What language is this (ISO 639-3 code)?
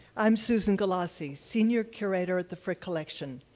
eng